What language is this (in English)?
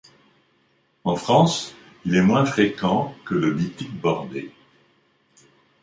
French